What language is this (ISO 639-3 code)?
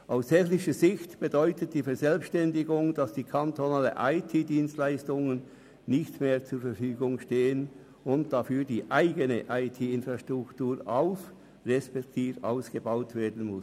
gsw